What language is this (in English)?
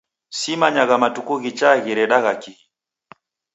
Taita